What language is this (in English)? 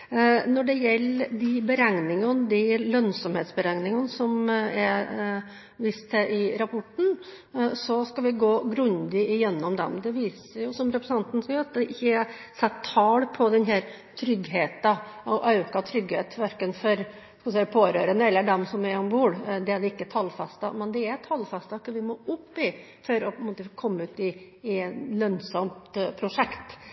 Norwegian Bokmål